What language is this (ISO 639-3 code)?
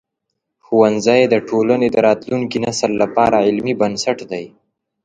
pus